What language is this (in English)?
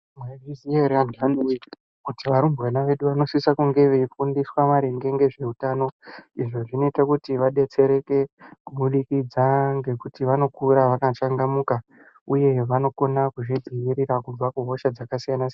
Ndau